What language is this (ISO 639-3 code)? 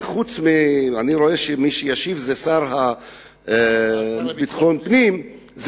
heb